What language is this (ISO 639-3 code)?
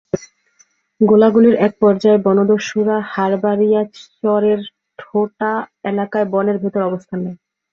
ben